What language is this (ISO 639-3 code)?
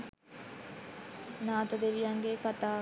sin